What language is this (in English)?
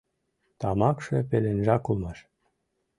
Mari